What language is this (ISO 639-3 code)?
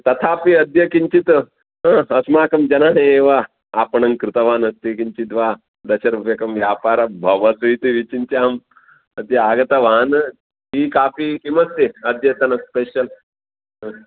san